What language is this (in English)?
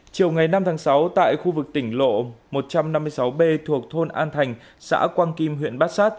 Vietnamese